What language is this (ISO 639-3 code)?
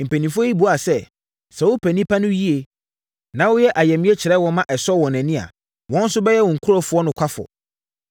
aka